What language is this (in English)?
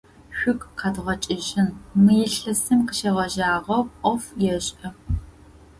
Adyghe